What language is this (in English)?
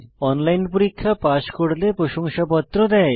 Bangla